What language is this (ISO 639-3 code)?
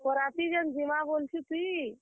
ori